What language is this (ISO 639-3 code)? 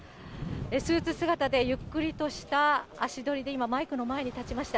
jpn